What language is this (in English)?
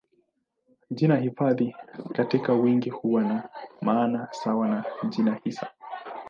Swahili